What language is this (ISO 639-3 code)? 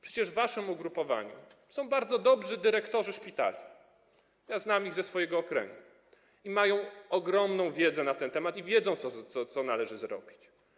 pol